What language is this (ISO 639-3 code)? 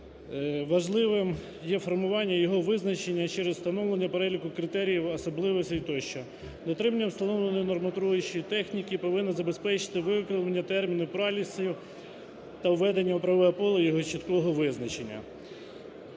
ukr